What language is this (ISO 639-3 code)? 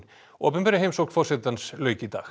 isl